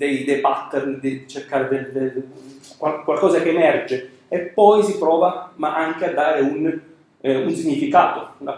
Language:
Italian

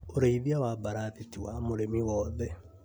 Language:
Kikuyu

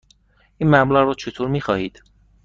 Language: Persian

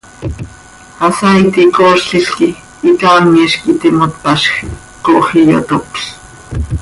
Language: Seri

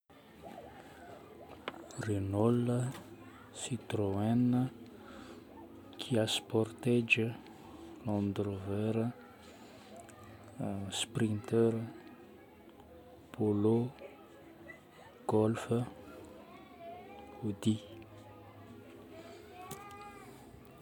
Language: Northern Betsimisaraka Malagasy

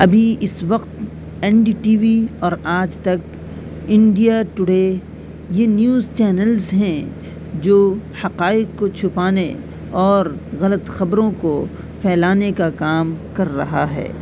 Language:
Urdu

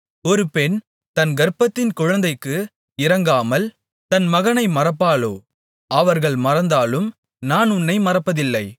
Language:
Tamil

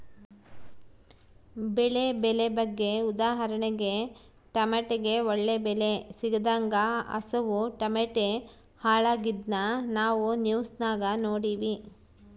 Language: Kannada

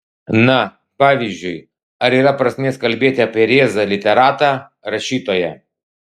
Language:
Lithuanian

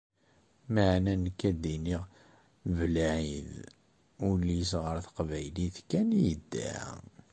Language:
Kabyle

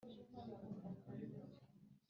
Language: Kinyarwanda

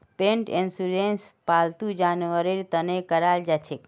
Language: Magahi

